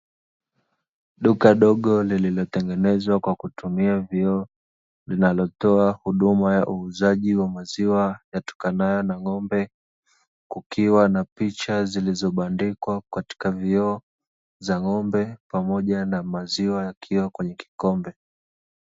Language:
Swahili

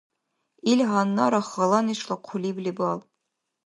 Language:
Dargwa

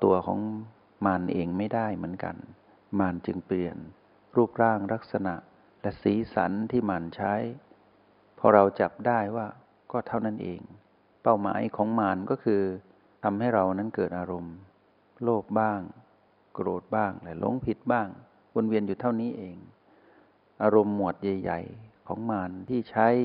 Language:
Thai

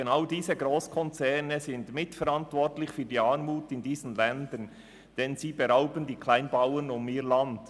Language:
Swiss German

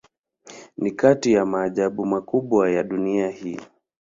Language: Swahili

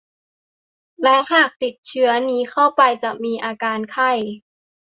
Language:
Thai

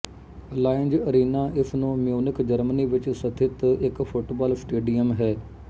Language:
Punjabi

